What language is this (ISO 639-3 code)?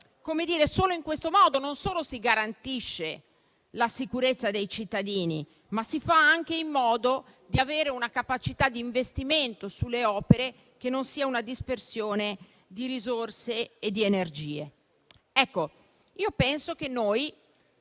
ita